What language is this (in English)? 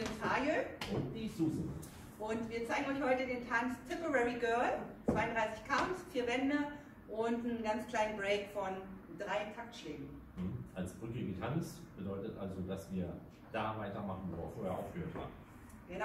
German